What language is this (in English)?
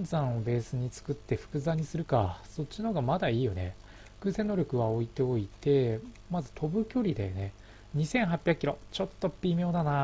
Japanese